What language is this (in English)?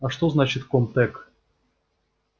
Russian